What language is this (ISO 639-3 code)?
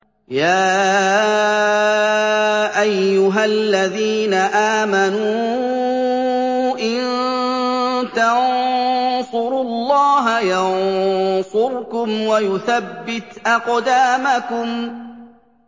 ara